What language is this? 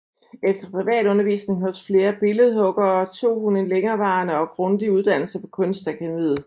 Danish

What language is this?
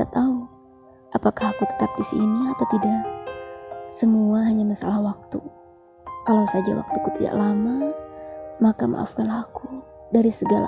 Indonesian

